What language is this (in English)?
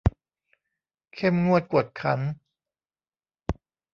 Thai